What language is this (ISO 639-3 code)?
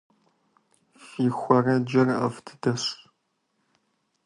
kbd